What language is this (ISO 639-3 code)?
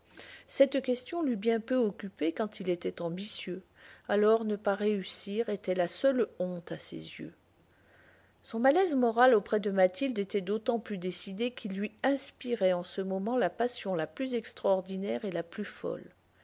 fra